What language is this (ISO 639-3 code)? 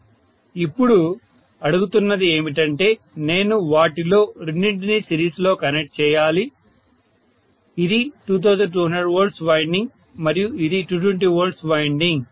tel